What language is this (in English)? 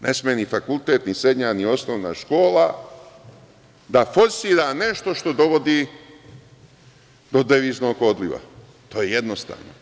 Serbian